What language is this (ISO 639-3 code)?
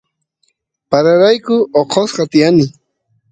qus